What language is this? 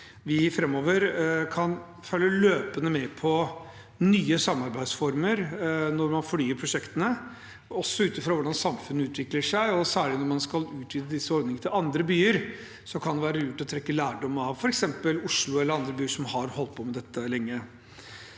Norwegian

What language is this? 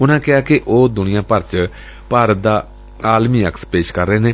Punjabi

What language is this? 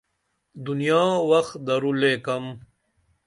Dameli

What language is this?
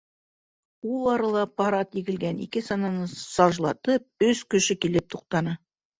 Bashkir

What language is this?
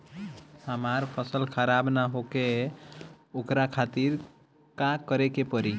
Bhojpuri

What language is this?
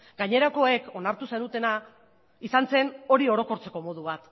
Basque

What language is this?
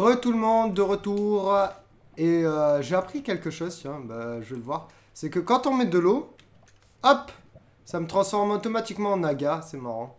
French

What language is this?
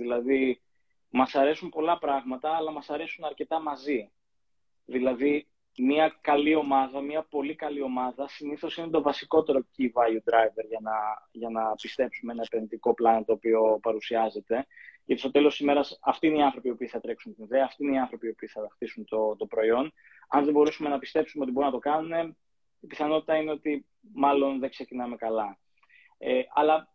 Greek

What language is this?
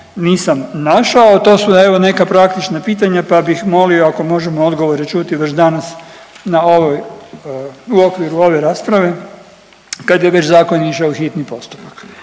Croatian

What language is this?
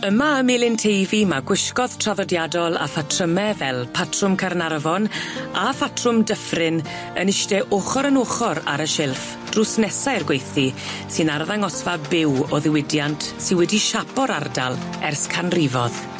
Welsh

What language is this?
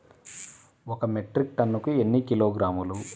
Telugu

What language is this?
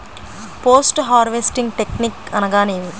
Telugu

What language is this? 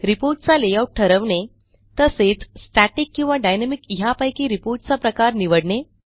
Marathi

